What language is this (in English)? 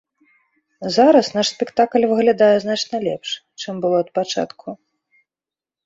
Belarusian